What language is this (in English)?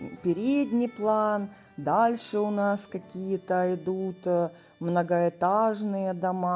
Russian